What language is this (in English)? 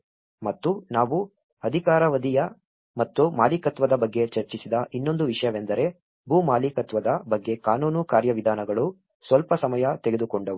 Kannada